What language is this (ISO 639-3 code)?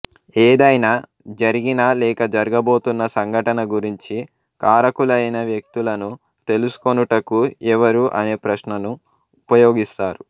tel